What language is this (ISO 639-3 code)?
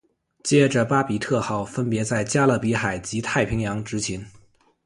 zho